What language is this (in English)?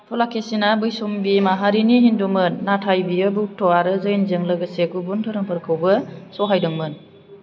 Bodo